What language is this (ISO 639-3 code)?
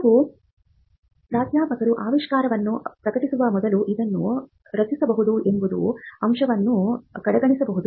kan